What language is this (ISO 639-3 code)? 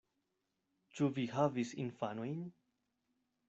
epo